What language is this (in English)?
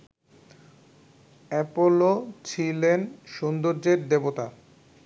Bangla